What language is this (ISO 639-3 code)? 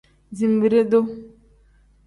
kdh